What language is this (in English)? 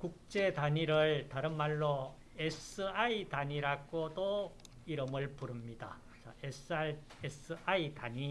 Korean